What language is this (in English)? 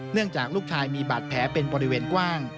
Thai